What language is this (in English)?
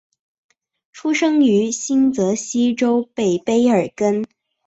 Chinese